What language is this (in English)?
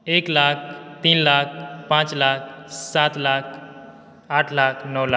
Maithili